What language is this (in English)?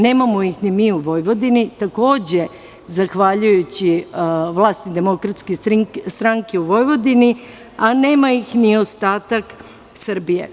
Serbian